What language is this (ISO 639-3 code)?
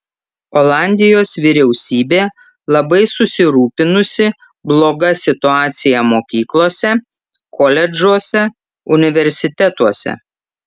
lit